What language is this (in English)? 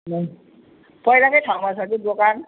Nepali